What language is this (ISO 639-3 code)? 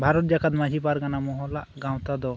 sat